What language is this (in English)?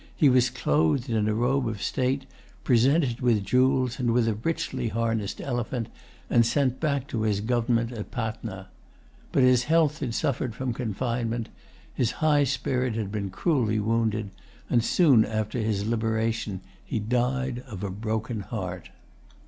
English